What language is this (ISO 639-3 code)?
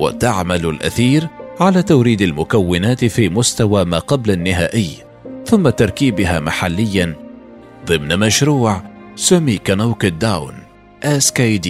ara